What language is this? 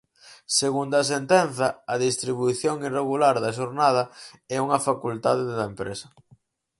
Galician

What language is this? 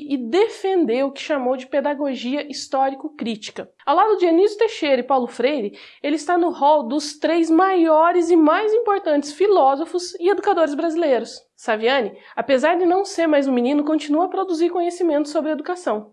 Portuguese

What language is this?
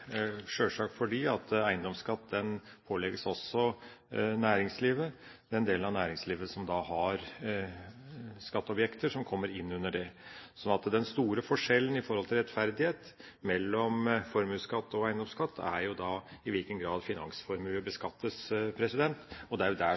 Norwegian Bokmål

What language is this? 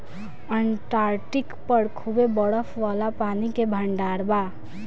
Bhojpuri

